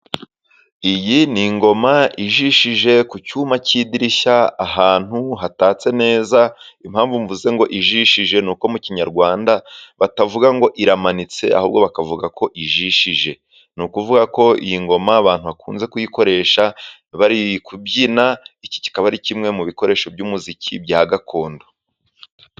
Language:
Kinyarwanda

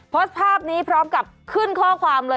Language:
Thai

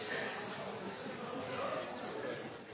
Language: Norwegian Bokmål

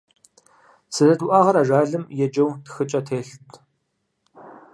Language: Kabardian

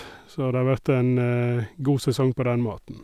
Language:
Norwegian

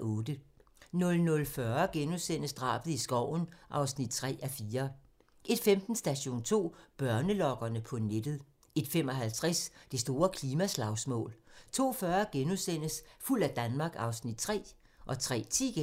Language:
Danish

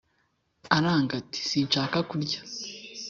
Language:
Kinyarwanda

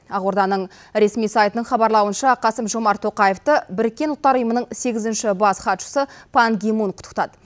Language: Kazakh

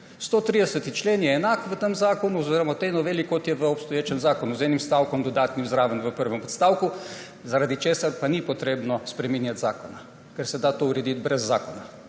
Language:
Slovenian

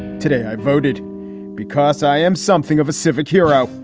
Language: English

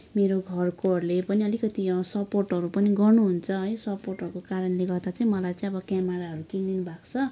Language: Nepali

